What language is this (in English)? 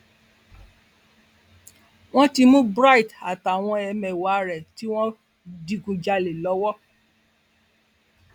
Yoruba